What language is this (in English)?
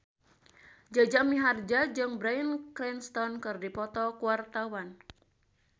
Sundanese